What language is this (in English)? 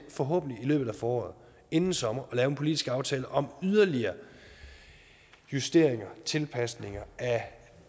Danish